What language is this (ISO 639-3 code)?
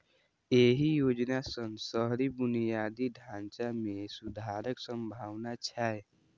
mai